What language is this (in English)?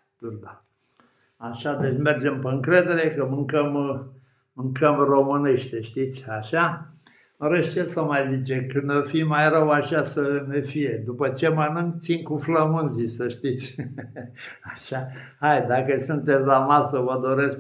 Romanian